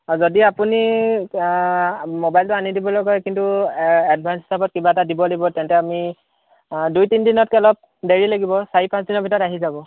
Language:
Assamese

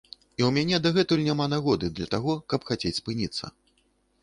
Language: Belarusian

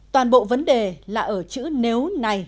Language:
Vietnamese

